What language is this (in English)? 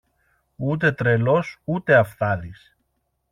Greek